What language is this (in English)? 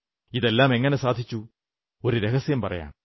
Malayalam